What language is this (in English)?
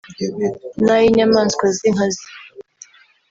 Kinyarwanda